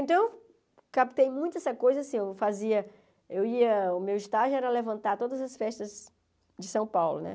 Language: Portuguese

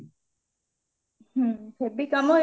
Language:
Odia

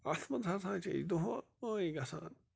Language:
Kashmiri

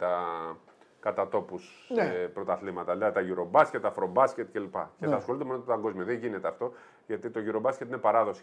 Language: Greek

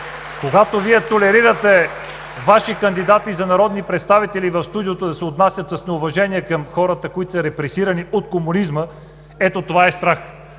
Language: Bulgarian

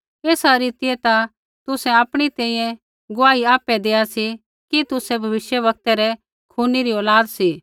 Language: Kullu Pahari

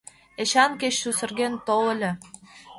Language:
Mari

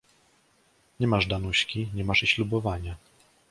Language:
Polish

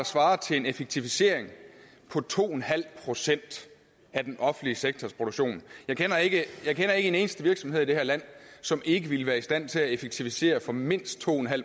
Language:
Danish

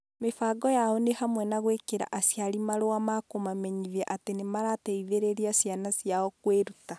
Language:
Kikuyu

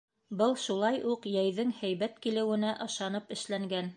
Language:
Bashkir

